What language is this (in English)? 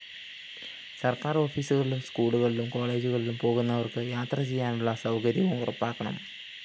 Malayalam